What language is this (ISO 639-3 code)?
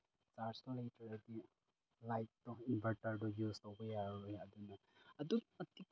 mni